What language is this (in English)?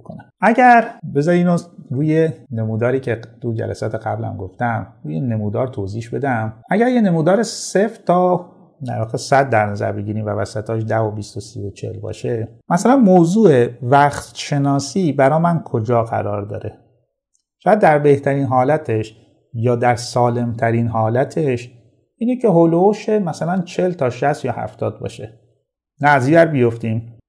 Persian